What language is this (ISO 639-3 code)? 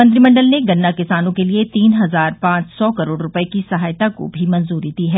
hin